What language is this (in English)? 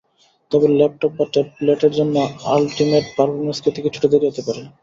Bangla